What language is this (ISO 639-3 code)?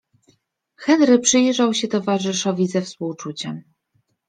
pol